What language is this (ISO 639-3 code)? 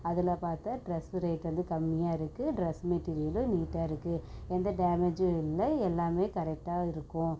tam